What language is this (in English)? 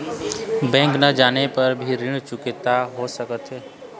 Chhattisgarhi